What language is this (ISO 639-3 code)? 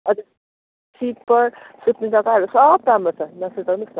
nep